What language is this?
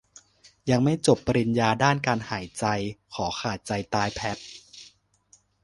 Thai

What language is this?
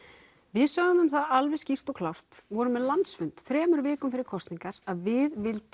Icelandic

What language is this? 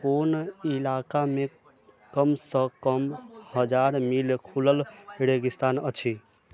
Maithili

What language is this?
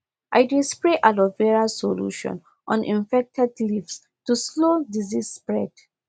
Nigerian Pidgin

